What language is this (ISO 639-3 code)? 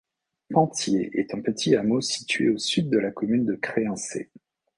fra